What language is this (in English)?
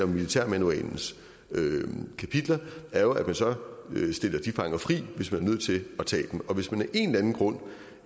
Danish